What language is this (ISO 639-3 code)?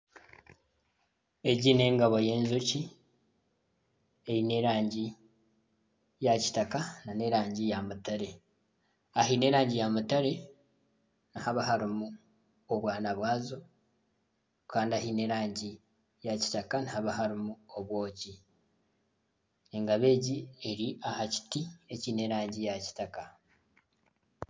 nyn